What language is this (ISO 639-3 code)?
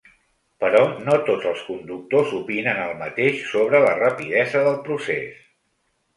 cat